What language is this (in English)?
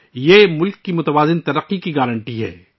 Urdu